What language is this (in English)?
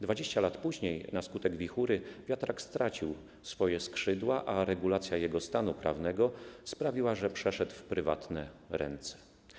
Polish